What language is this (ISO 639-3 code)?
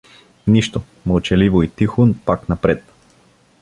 bul